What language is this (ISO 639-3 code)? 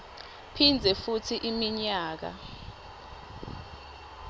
ssw